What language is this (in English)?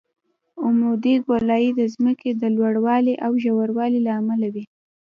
Pashto